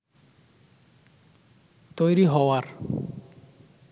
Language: Bangla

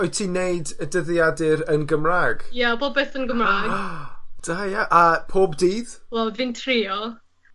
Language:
Welsh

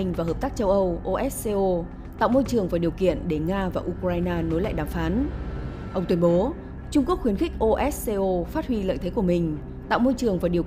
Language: Vietnamese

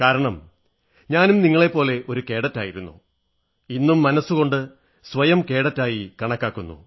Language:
Malayalam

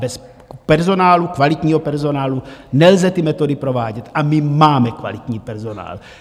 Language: Czech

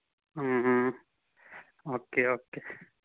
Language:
Manipuri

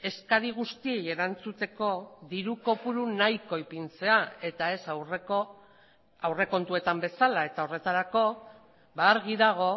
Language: Basque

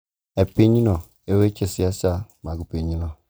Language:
Luo (Kenya and Tanzania)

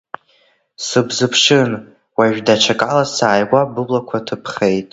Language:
Abkhazian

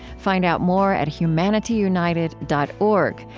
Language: English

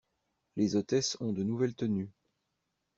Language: French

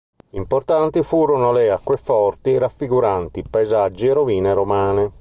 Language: Italian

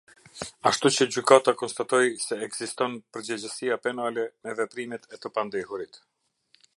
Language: Albanian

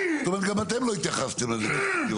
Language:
Hebrew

